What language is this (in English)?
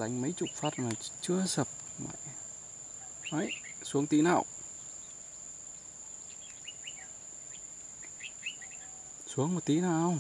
Vietnamese